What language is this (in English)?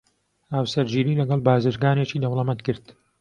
Central Kurdish